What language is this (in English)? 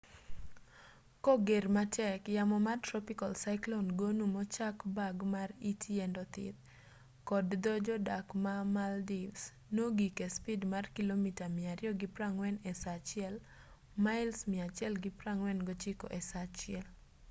Luo (Kenya and Tanzania)